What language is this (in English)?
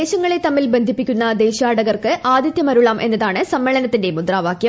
Malayalam